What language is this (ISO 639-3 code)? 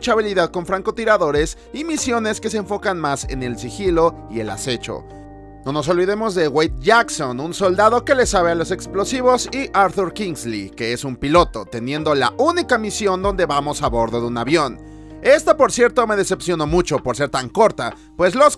spa